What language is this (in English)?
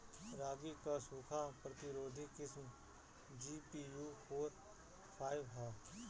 Bhojpuri